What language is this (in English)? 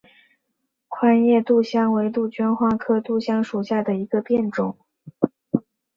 Chinese